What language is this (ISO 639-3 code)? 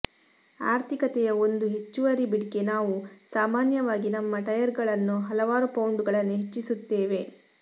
kan